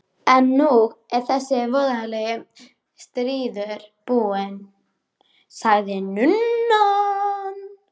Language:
Icelandic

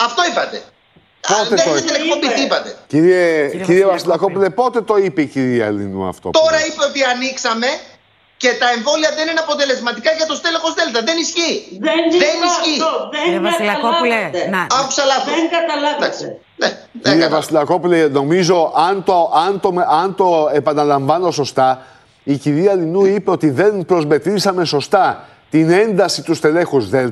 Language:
Greek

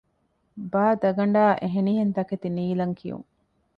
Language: Divehi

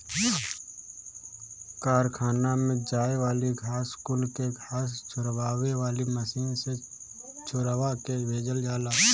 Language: Bhojpuri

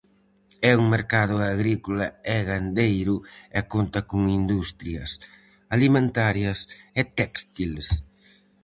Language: Galician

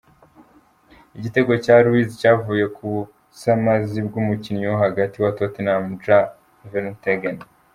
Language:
Kinyarwanda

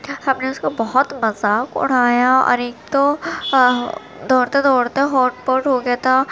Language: Urdu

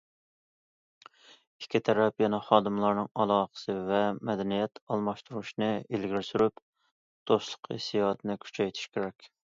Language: Uyghur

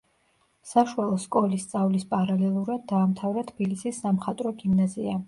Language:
Georgian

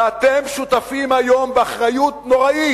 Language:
Hebrew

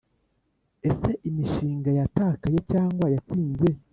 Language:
Kinyarwanda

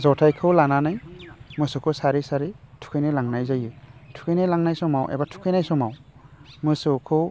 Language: Bodo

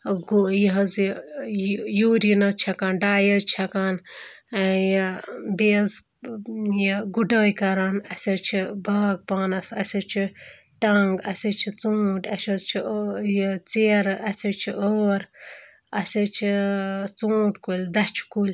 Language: Kashmiri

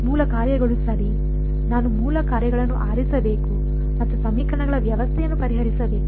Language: Kannada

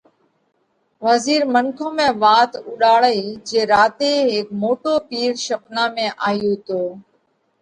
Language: Parkari Koli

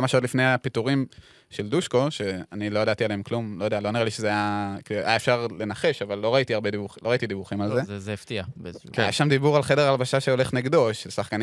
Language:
Hebrew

